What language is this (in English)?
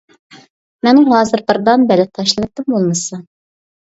Uyghur